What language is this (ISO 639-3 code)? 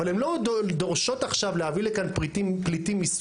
heb